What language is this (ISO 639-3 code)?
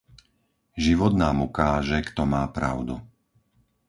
slk